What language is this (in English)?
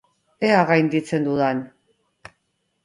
Basque